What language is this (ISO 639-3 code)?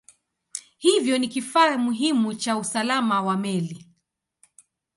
swa